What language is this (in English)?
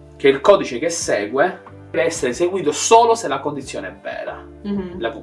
Italian